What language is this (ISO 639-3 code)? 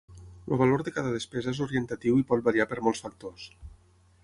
cat